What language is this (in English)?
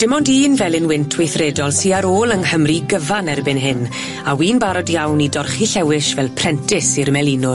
Welsh